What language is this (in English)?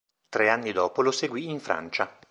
Italian